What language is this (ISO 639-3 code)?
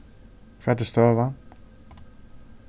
fao